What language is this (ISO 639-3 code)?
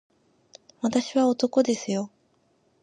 jpn